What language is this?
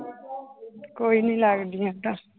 Punjabi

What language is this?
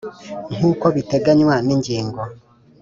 Kinyarwanda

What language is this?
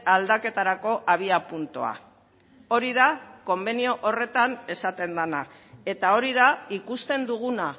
Basque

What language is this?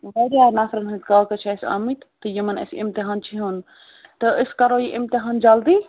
Kashmiri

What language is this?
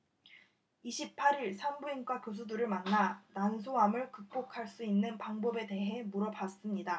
Korean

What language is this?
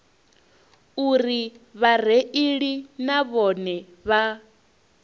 Venda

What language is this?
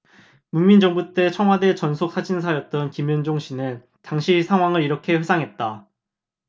Korean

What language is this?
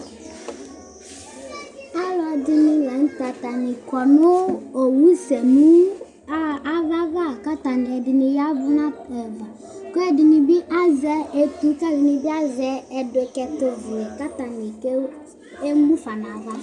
Ikposo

